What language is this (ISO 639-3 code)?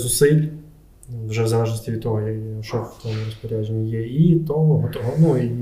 ukr